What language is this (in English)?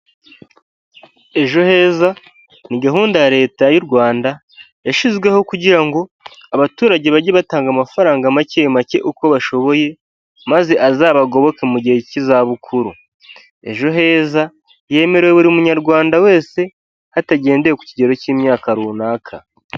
Kinyarwanda